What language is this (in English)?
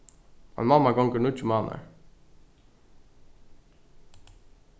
Faroese